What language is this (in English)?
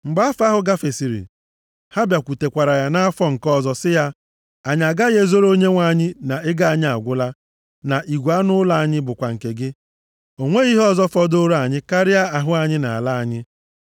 Igbo